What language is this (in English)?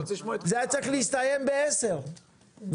Hebrew